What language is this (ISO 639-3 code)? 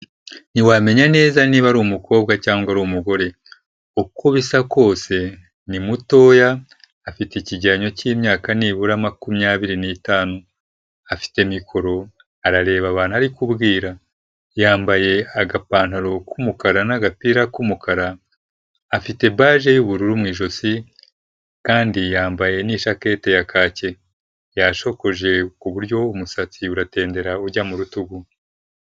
kin